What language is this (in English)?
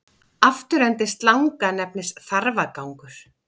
Icelandic